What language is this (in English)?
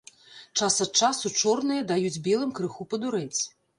Belarusian